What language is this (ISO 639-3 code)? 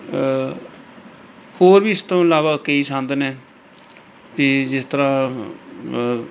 pan